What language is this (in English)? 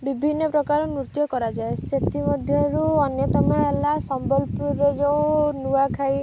Odia